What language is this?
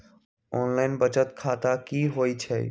Magahi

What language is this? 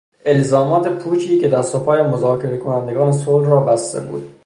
Persian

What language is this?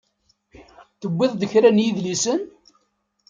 Kabyle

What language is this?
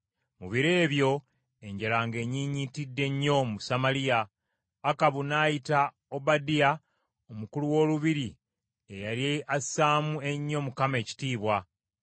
Ganda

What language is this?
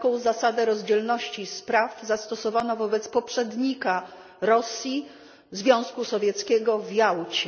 Polish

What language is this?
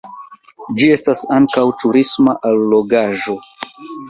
Esperanto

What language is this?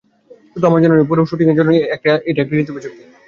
Bangla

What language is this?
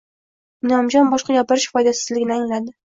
Uzbek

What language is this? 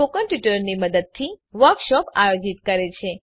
Gujarati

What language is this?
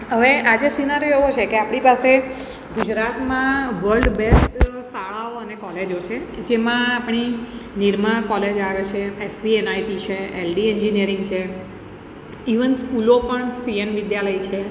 Gujarati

